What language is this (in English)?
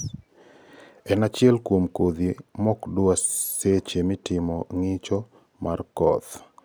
Luo (Kenya and Tanzania)